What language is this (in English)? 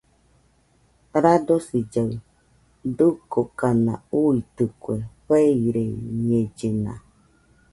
Nüpode Huitoto